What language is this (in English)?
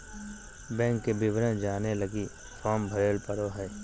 Magahi